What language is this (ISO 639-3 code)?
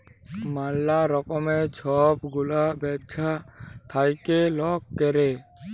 ben